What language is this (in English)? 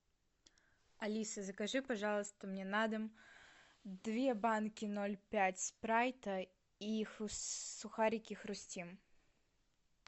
Russian